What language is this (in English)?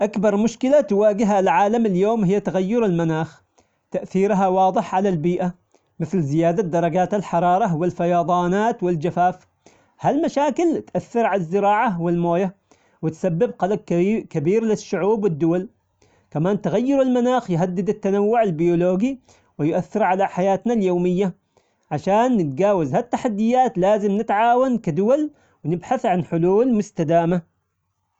Omani Arabic